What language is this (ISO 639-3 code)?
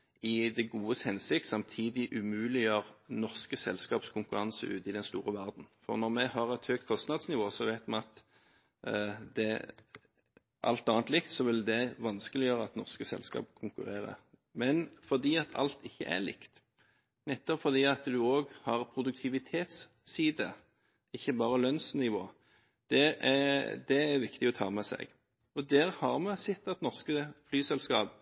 nob